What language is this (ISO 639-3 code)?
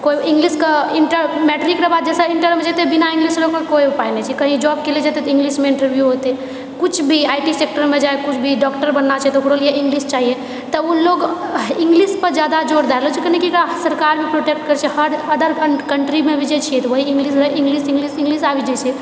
mai